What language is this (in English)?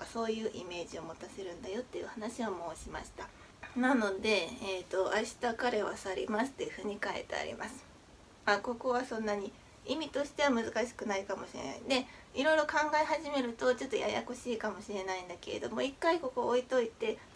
Japanese